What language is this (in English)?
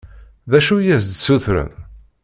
Kabyle